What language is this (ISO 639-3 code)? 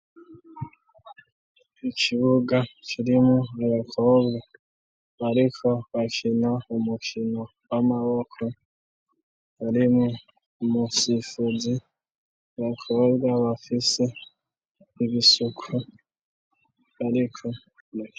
run